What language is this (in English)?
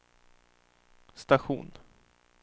Swedish